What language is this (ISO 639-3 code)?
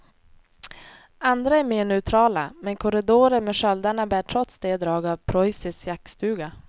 swe